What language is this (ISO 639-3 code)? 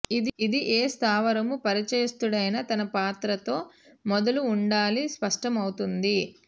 tel